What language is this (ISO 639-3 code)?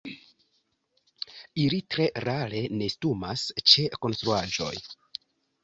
epo